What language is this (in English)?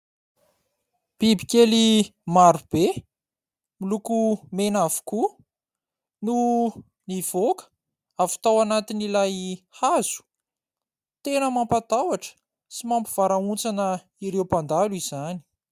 Malagasy